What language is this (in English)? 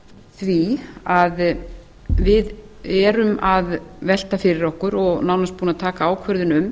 Icelandic